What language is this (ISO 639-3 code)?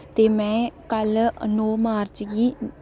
doi